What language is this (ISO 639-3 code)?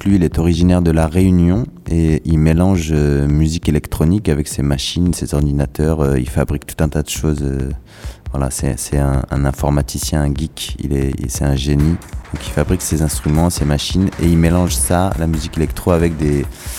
fra